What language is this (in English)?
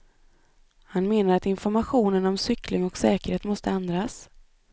Swedish